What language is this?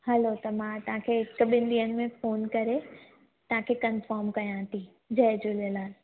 Sindhi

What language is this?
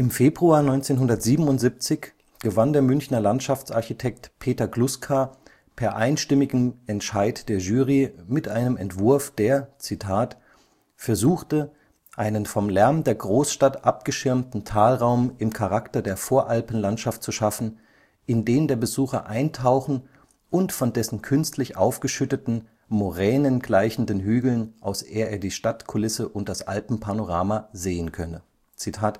German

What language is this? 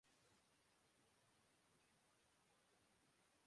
Urdu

